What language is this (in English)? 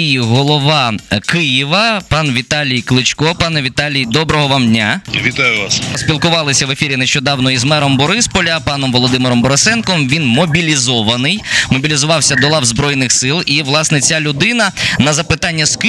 Ukrainian